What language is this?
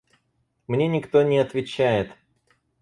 Russian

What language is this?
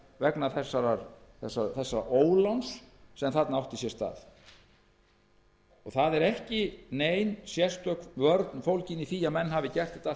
Icelandic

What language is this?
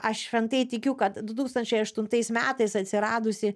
Lithuanian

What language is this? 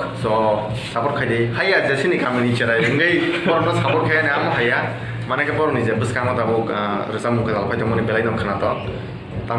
Indonesian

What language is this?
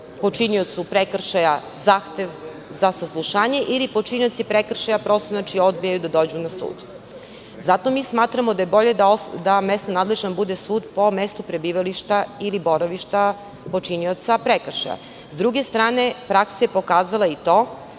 Serbian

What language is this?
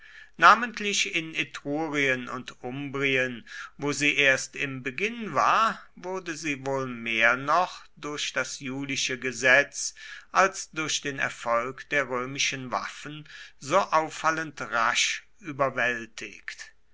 German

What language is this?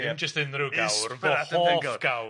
Welsh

